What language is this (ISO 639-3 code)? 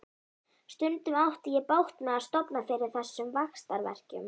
isl